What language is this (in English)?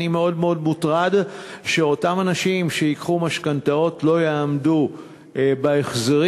Hebrew